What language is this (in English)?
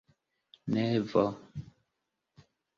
Esperanto